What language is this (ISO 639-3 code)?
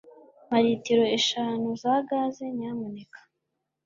kin